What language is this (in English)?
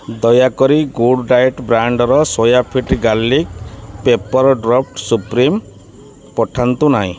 Odia